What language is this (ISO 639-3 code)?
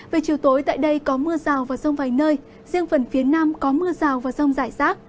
vie